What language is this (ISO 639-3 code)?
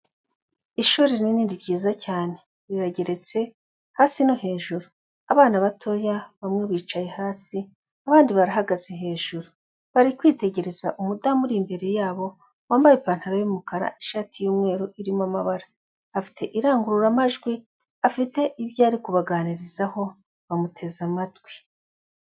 kin